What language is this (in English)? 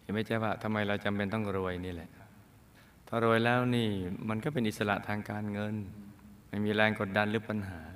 Thai